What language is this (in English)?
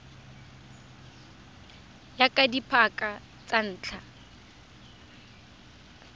Tswana